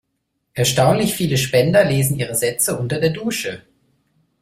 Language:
German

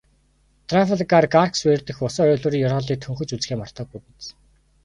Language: Mongolian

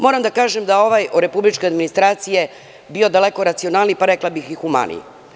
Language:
Serbian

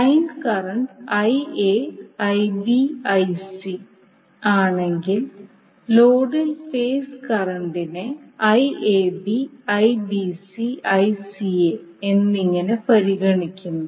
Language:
Malayalam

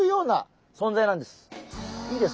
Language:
Japanese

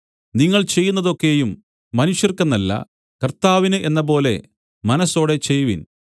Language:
Malayalam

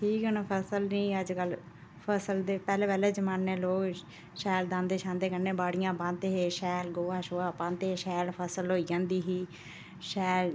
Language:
Dogri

